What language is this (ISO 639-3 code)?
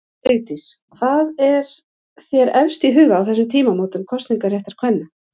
isl